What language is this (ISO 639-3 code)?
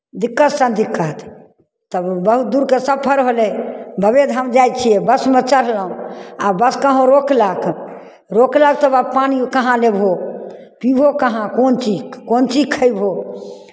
mai